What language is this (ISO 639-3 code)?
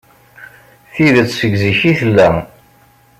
kab